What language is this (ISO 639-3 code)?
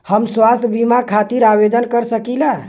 bho